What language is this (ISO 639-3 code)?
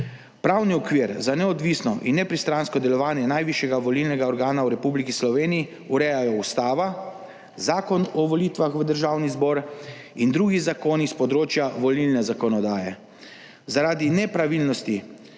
slv